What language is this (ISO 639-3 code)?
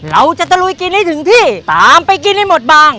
tha